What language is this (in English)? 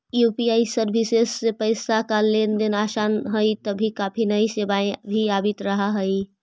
Magahi